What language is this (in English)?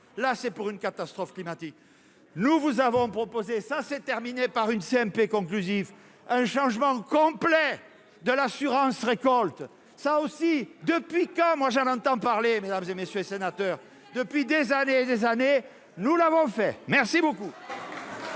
French